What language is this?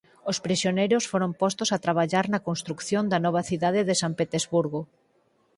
Galician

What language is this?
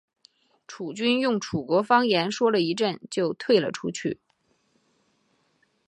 Chinese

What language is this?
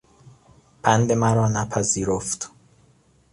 Persian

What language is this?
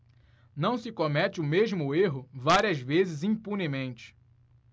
Portuguese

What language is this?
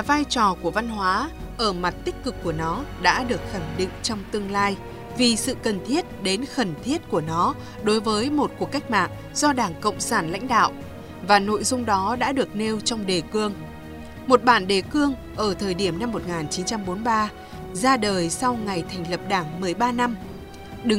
Vietnamese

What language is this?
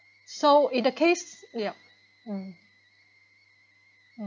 English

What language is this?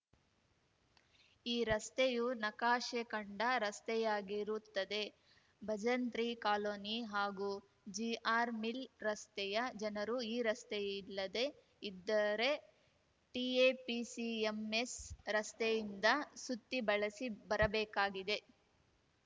Kannada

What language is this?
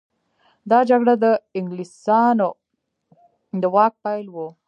Pashto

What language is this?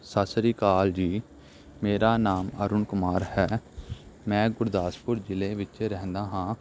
Punjabi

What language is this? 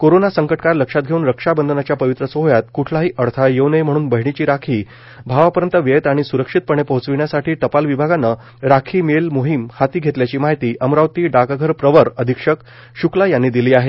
Marathi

